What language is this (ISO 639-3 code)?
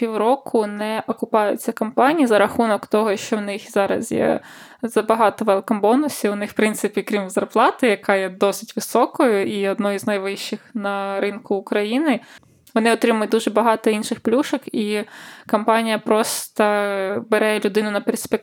ukr